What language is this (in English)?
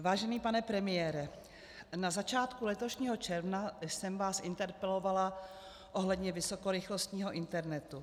Czech